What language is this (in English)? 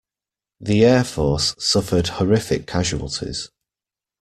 English